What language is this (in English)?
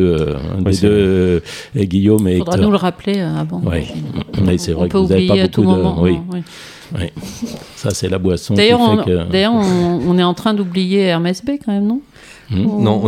French